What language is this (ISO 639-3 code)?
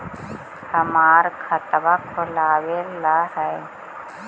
mag